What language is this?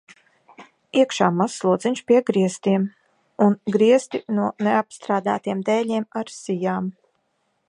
Latvian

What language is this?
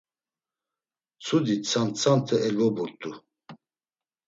Laz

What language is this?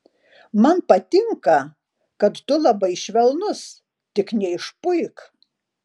Lithuanian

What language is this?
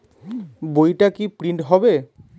Bangla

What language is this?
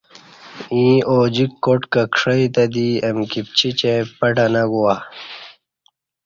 Kati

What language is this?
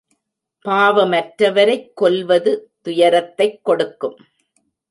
Tamil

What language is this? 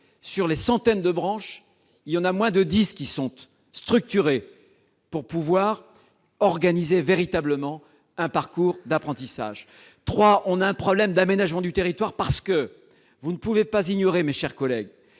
French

